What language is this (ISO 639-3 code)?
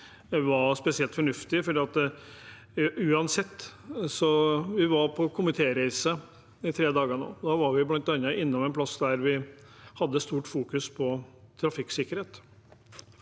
nor